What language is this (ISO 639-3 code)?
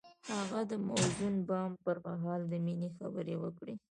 pus